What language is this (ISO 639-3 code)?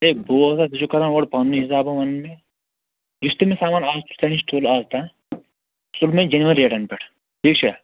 kas